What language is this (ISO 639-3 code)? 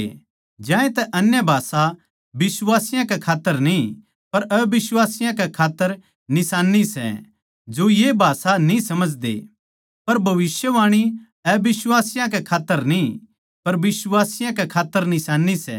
bgc